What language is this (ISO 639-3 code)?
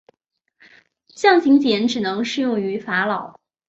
zho